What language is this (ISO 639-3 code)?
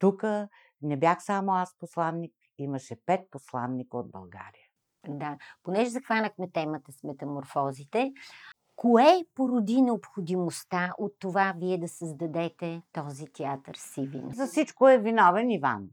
bul